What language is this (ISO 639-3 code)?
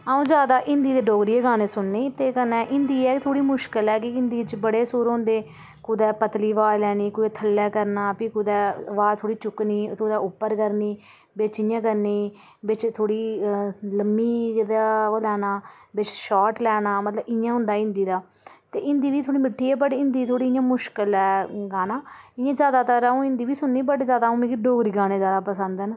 doi